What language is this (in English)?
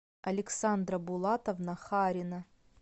Russian